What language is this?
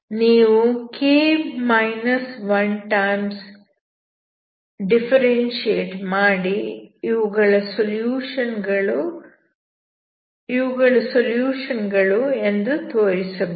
Kannada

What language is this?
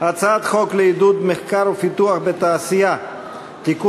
Hebrew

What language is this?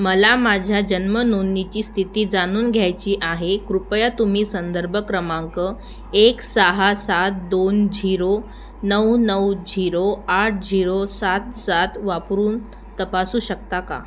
Marathi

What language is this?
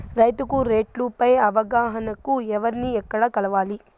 Telugu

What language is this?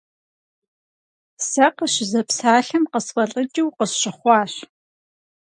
Kabardian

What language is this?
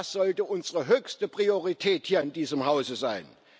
German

